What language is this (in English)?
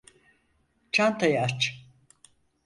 Turkish